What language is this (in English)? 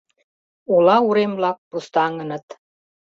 Mari